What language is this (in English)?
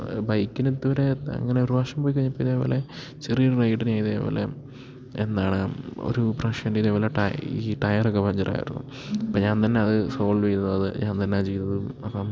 Malayalam